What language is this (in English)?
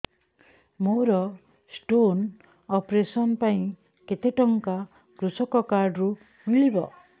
Odia